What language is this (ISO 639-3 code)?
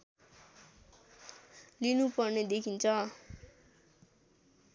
nep